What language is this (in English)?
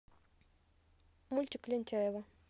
Russian